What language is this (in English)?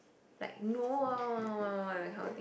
English